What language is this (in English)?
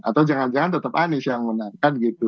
Indonesian